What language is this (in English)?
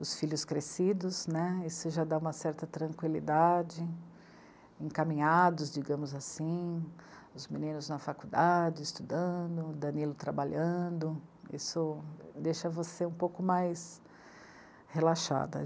Portuguese